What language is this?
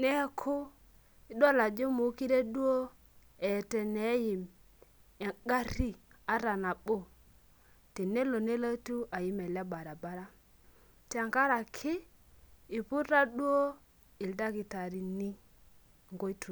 Masai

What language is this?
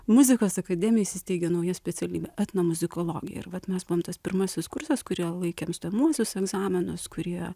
Lithuanian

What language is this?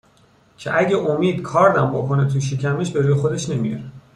Persian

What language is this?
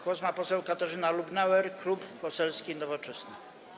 Polish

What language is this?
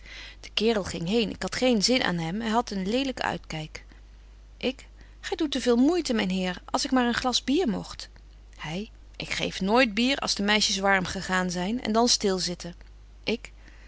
Dutch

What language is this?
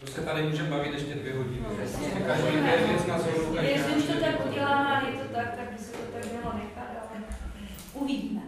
Czech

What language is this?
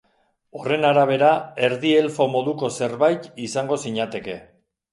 Basque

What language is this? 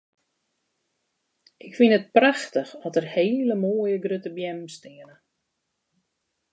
Western Frisian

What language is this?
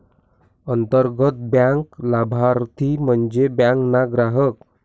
Marathi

